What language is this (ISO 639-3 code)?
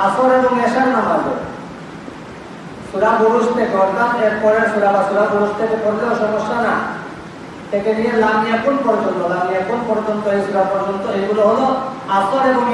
ind